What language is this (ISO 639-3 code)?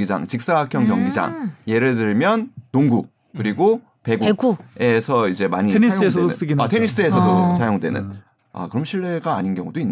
kor